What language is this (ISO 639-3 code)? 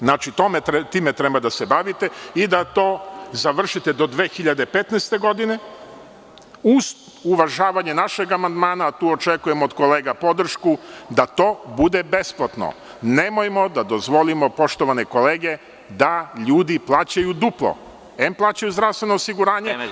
srp